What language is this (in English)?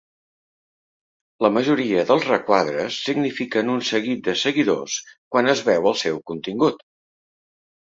Catalan